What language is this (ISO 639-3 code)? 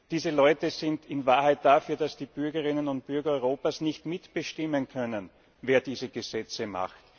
deu